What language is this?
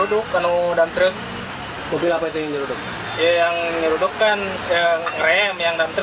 Indonesian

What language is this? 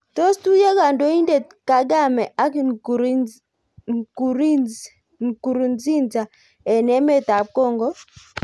Kalenjin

